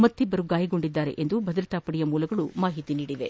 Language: Kannada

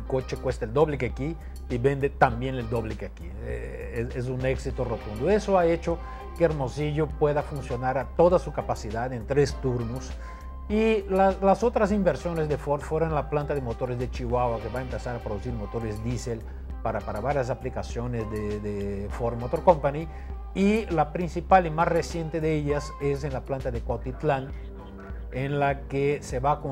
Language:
Spanish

